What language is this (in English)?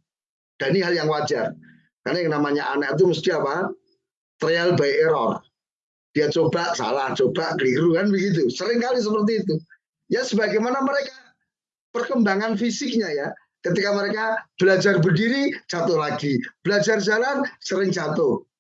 Indonesian